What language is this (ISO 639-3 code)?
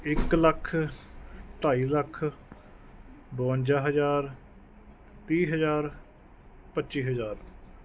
pan